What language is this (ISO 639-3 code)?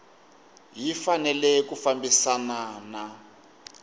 tso